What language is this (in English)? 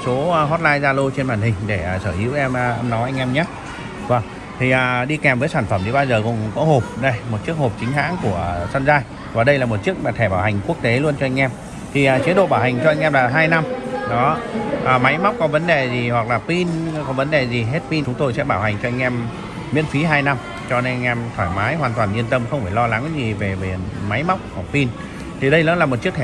Vietnamese